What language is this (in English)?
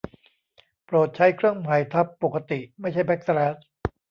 Thai